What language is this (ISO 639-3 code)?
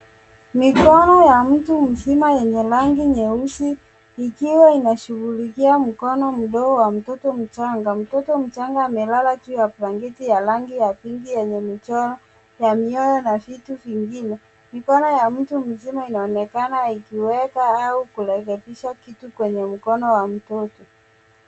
swa